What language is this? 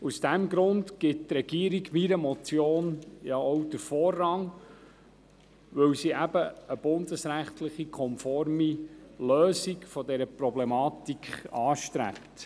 Swiss German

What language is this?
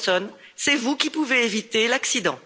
French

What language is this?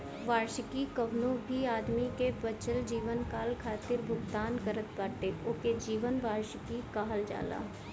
Bhojpuri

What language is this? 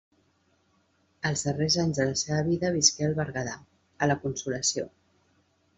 Catalan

